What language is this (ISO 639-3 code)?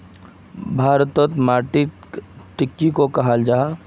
mag